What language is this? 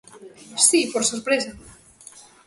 Galician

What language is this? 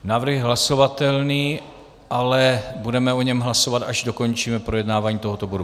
Czech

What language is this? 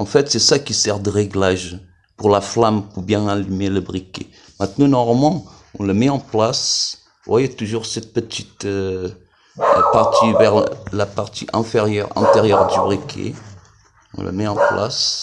French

